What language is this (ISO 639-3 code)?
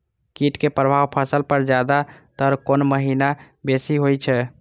mai